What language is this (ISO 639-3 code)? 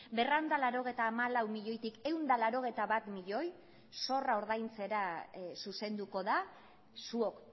eus